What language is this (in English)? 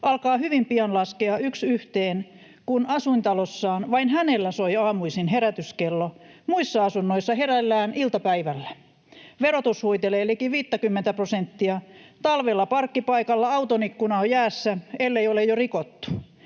Finnish